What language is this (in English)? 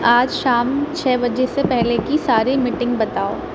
Urdu